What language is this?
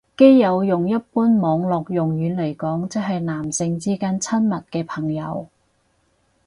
Cantonese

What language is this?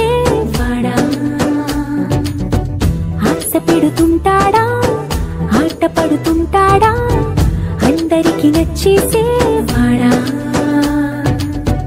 Telugu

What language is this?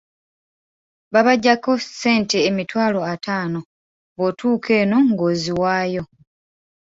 Ganda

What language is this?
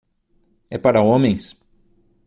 Portuguese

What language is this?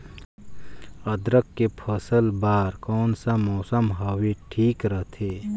Chhattisgarhi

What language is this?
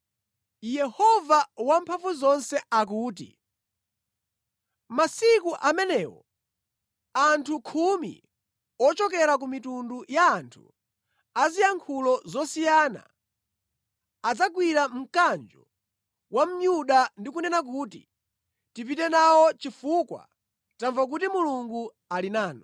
Nyanja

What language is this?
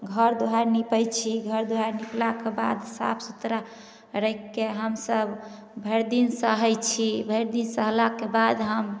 Maithili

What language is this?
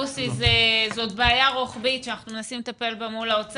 Hebrew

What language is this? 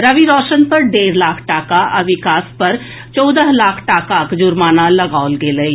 Maithili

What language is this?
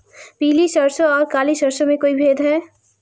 Hindi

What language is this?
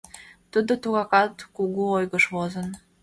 Mari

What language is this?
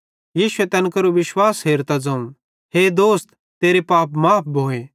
Bhadrawahi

